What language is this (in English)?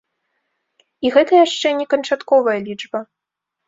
Belarusian